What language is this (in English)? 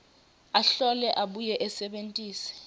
Swati